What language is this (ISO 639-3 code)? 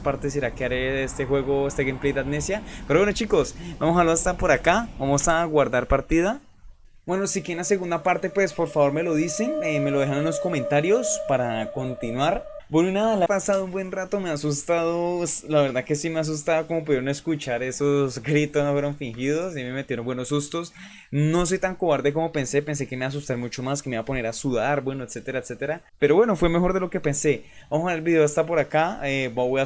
spa